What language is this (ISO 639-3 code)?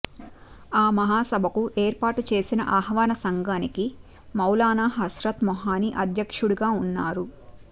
tel